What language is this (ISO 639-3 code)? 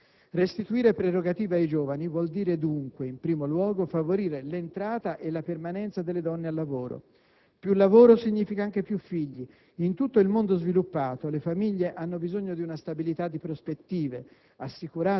ita